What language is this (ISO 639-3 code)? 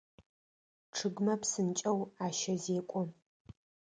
ady